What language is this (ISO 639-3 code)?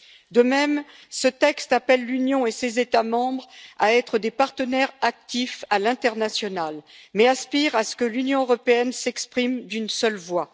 fra